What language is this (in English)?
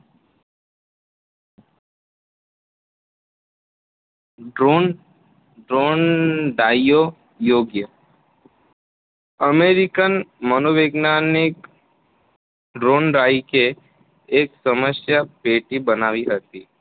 Gujarati